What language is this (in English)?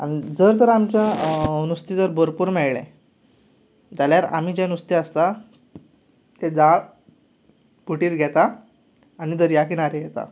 Konkani